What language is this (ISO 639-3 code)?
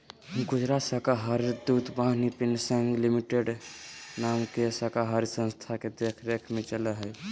mag